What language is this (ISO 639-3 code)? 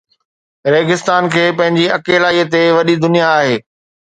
snd